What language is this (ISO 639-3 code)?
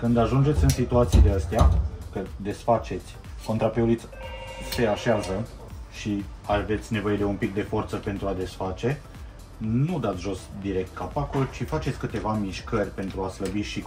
ron